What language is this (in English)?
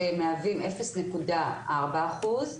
Hebrew